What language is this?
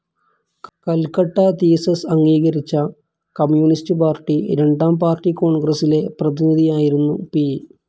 Malayalam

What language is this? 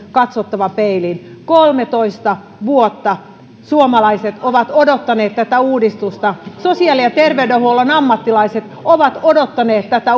Finnish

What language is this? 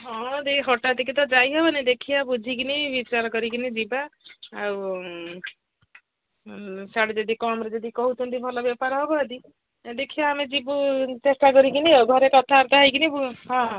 Odia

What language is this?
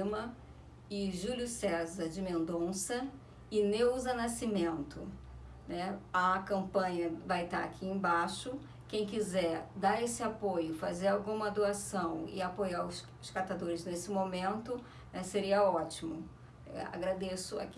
Portuguese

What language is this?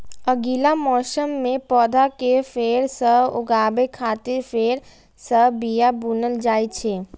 Maithili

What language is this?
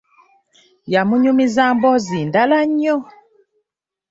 Ganda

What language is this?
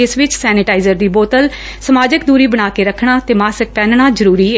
Punjabi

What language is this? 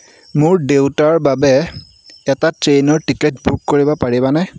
Assamese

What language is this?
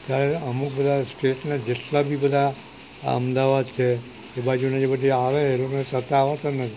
Gujarati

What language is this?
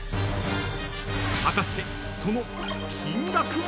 Japanese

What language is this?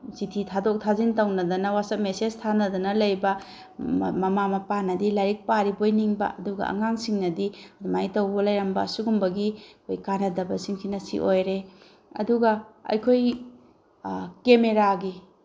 Manipuri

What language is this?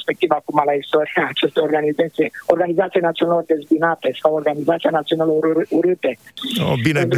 Romanian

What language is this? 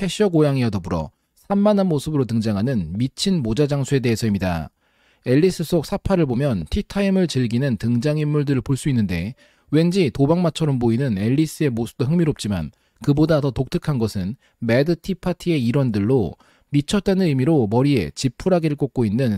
Korean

